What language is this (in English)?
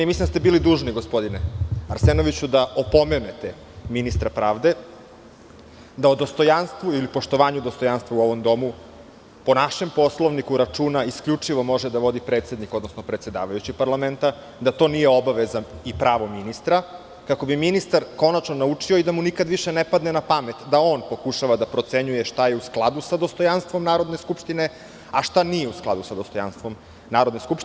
Serbian